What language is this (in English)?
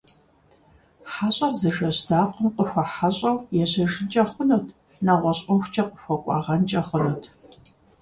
Kabardian